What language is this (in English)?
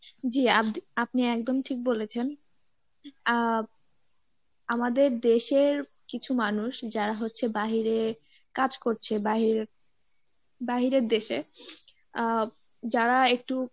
Bangla